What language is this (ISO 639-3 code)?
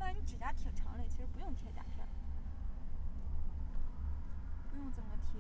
zho